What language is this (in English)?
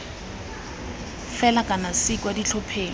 Tswana